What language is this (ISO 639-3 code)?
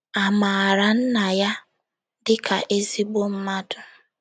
ibo